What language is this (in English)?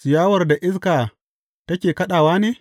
Hausa